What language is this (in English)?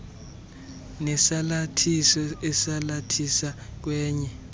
Xhosa